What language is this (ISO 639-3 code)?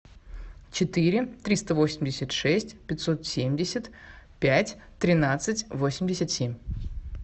rus